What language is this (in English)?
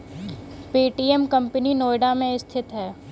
Hindi